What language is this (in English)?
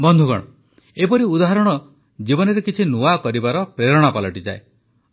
Odia